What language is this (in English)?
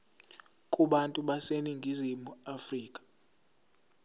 Zulu